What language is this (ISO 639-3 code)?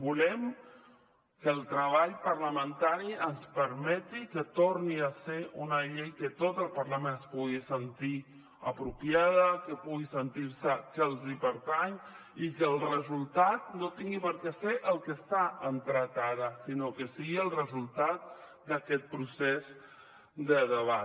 cat